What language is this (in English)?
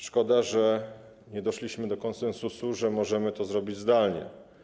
Polish